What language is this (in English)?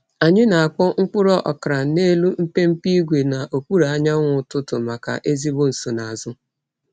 Igbo